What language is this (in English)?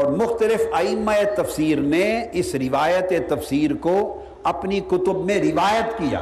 Urdu